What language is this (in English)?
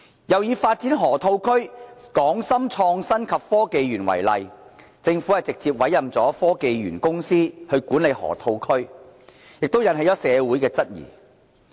Cantonese